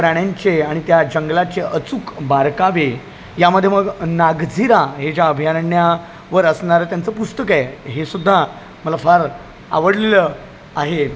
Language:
Marathi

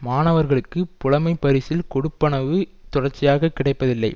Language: Tamil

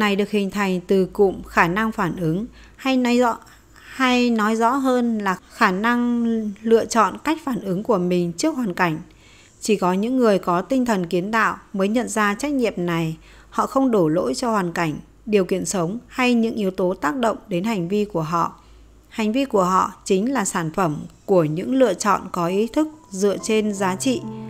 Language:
Vietnamese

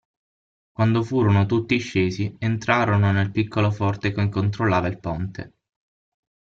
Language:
Italian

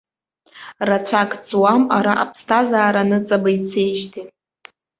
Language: Abkhazian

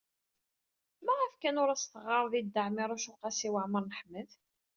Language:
Kabyle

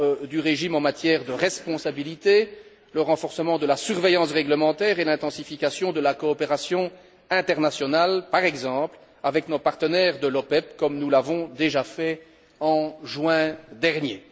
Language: French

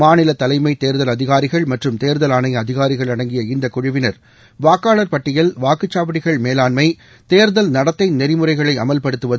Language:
Tamil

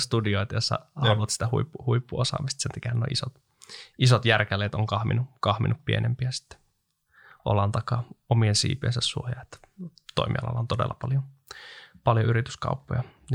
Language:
Finnish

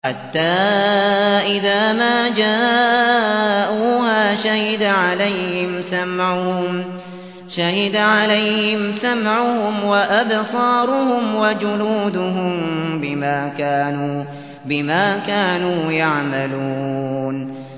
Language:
Arabic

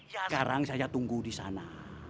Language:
Indonesian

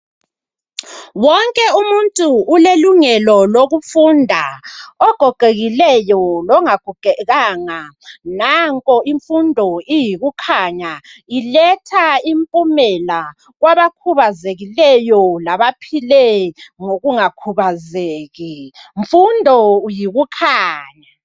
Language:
North Ndebele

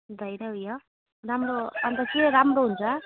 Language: Nepali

